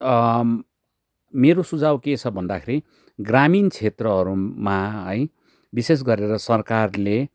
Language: Nepali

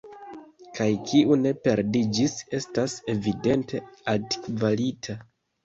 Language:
Esperanto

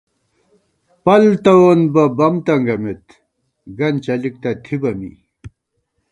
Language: Gawar-Bati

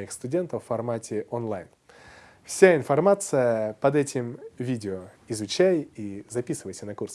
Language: Russian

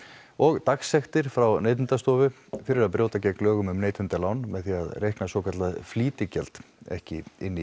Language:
Icelandic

